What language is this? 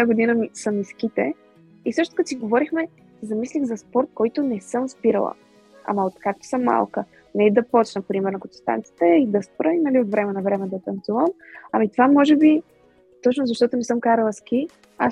Bulgarian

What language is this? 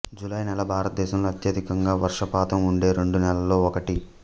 Telugu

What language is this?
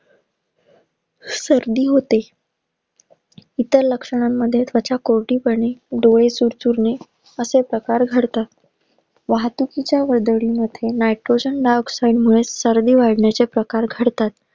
Marathi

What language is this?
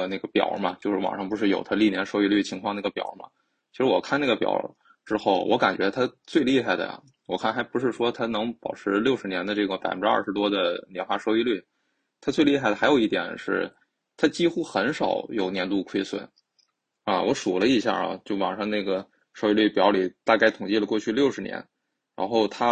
Chinese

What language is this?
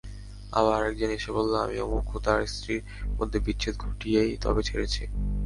Bangla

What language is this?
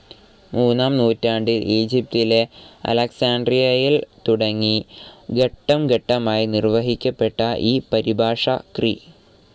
Malayalam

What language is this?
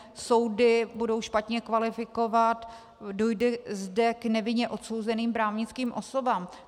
Czech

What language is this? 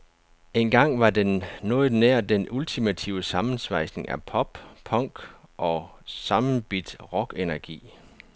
Danish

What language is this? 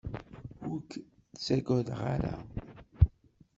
Kabyle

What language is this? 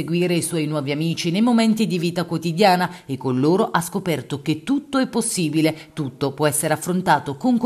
Italian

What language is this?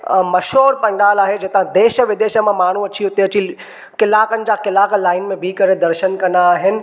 Sindhi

